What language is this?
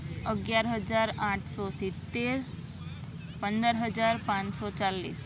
Gujarati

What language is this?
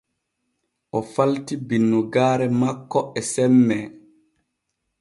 Borgu Fulfulde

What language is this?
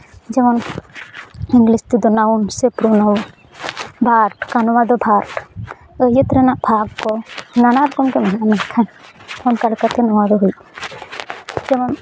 Santali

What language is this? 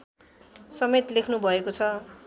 Nepali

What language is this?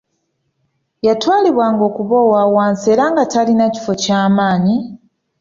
Ganda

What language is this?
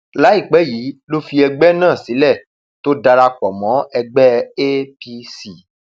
Yoruba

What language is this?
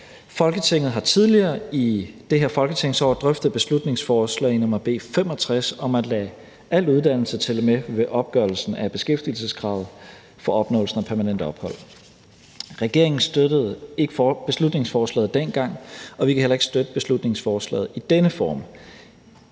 Danish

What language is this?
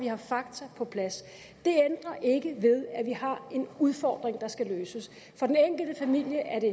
Danish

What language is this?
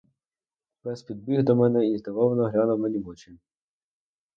Ukrainian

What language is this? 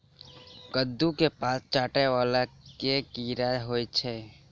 Maithili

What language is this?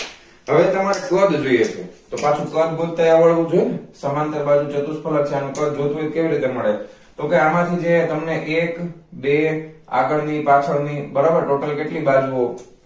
Gujarati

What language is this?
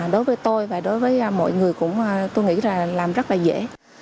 Vietnamese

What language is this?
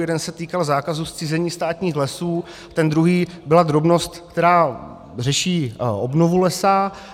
Czech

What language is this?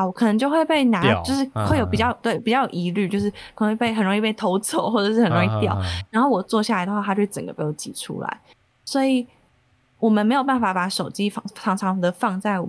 Chinese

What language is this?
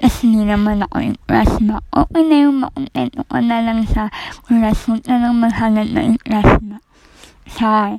Filipino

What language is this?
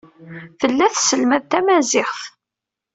Kabyle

